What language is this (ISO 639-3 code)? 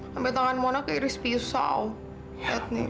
ind